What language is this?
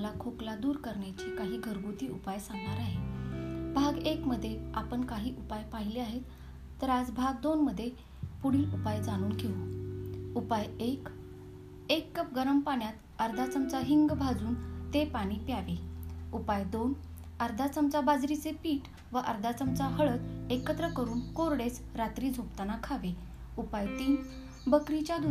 Marathi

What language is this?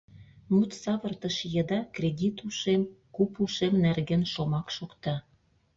Mari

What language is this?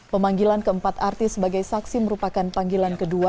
Indonesian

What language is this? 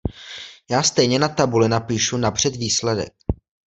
Czech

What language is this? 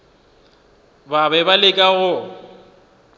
Northern Sotho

